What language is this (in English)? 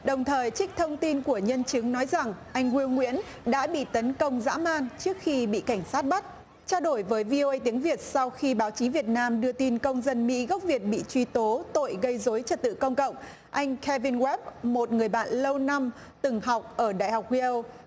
Vietnamese